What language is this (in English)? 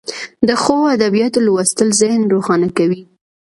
Pashto